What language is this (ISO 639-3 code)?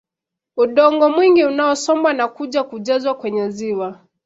swa